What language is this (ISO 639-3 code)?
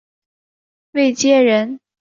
zho